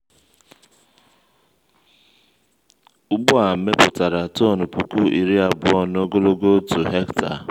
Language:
Igbo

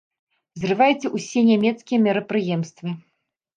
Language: Belarusian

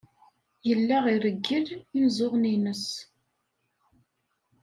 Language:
Kabyle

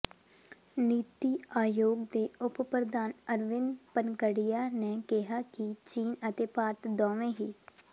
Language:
Punjabi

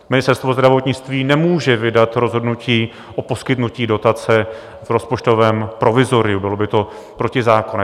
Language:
Czech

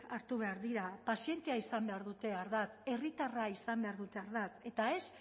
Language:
Basque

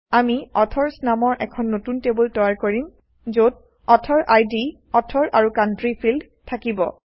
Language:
Assamese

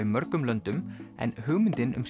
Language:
Icelandic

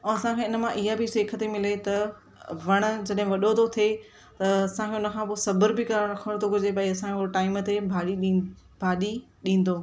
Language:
Sindhi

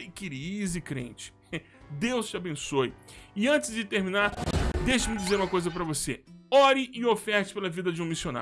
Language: Portuguese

